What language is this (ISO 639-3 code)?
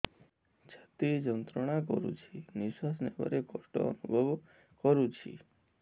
ori